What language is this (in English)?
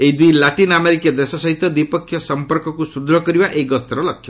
Odia